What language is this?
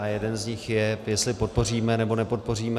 Czech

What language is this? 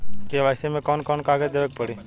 Bhojpuri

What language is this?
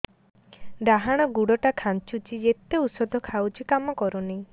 Odia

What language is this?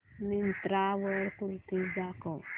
Marathi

